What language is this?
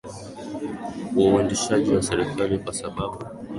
Swahili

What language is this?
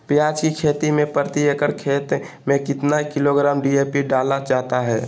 Magahi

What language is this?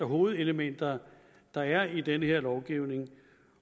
Danish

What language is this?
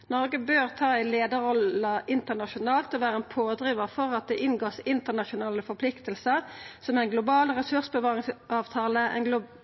Norwegian Nynorsk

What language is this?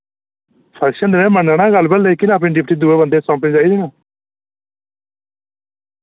Dogri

